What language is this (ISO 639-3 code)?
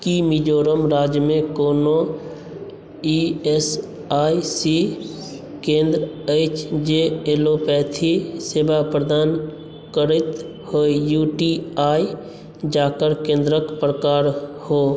mai